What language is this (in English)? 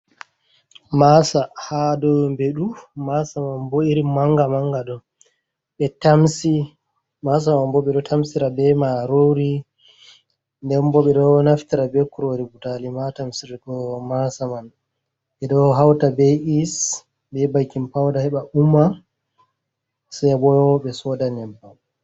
Fula